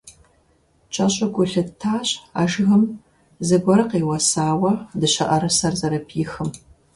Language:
Kabardian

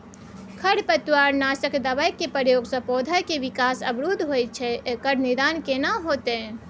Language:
Maithili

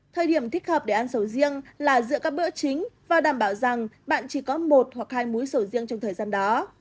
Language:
Vietnamese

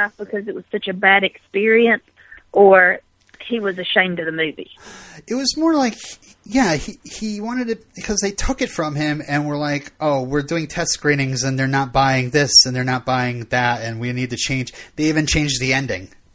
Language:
English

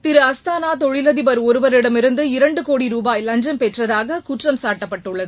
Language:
Tamil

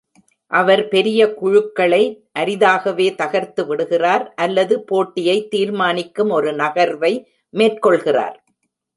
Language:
Tamil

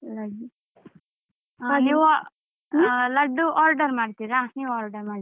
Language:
Kannada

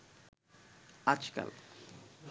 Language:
Bangla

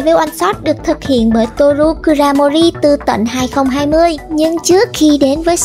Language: Vietnamese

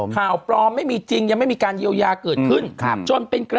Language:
Thai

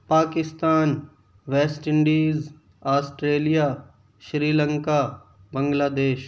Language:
Urdu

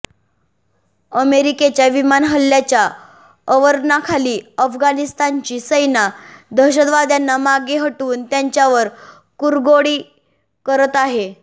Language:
Marathi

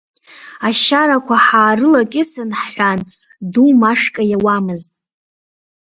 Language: Abkhazian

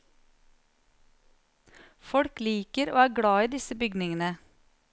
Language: Norwegian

